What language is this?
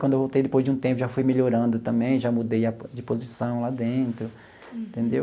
Portuguese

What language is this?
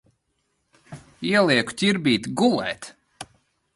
Latvian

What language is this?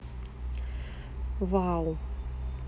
Russian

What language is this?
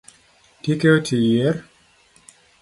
Luo (Kenya and Tanzania)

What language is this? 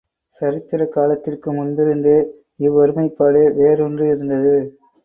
Tamil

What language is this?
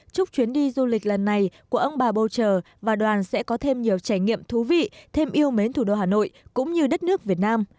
Vietnamese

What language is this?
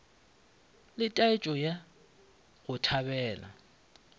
Northern Sotho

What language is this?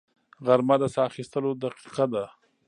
Pashto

